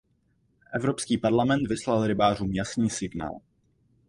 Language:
Czech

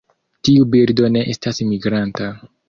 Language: Esperanto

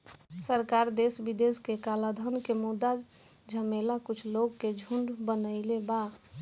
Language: Bhojpuri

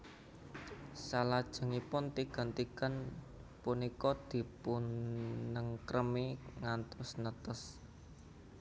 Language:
Javanese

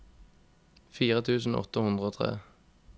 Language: Norwegian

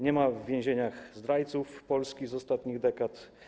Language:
Polish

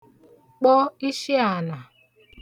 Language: Igbo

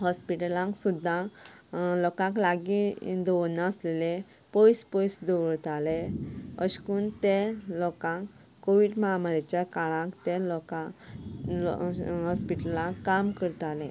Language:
Konkani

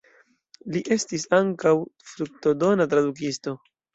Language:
Esperanto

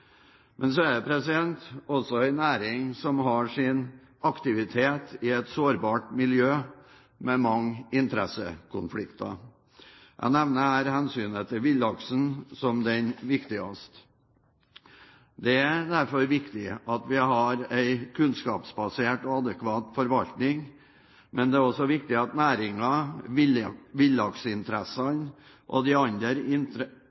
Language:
Norwegian Bokmål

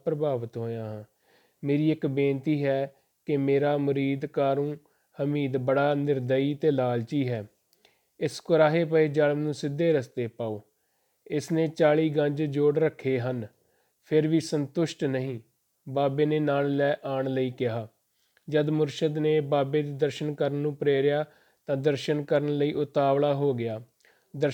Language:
Punjabi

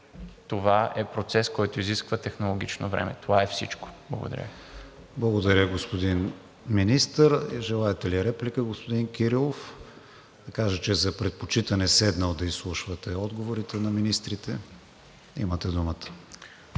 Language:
Bulgarian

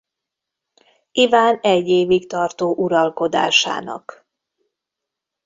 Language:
Hungarian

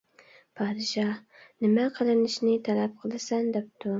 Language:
Uyghur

